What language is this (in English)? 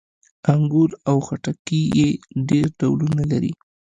Pashto